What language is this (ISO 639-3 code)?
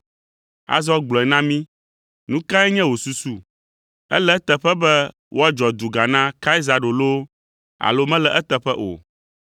ewe